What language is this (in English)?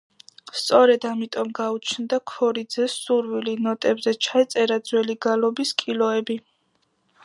Georgian